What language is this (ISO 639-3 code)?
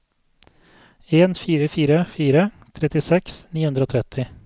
nor